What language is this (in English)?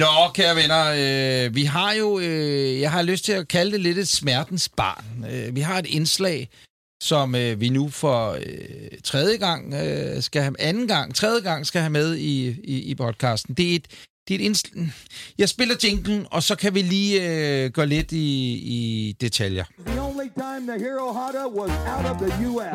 Danish